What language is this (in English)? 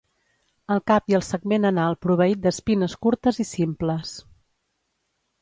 Catalan